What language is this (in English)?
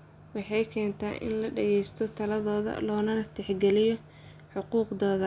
Somali